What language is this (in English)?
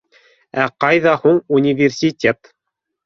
Bashkir